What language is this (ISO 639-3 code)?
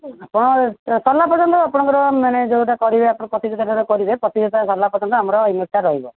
ori